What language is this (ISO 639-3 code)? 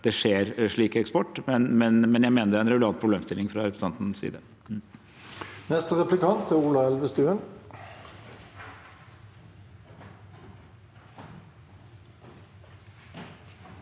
nor